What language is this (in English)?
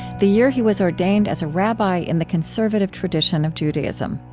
English